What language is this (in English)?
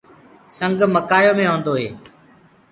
Gurgula